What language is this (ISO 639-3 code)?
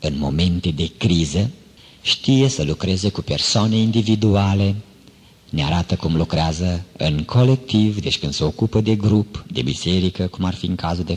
ron